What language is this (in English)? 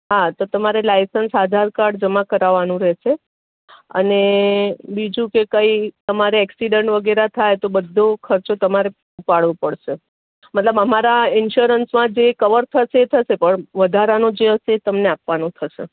Gujarati